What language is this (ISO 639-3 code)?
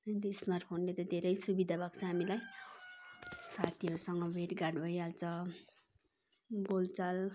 nep